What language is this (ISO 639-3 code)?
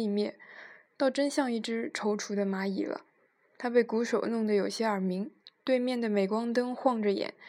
zho